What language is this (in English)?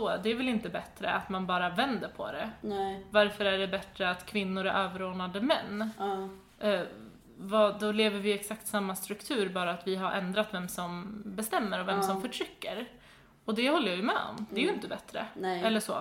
Swedish